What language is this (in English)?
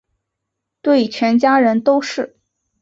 Chinese